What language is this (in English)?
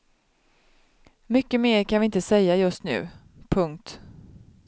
Swedish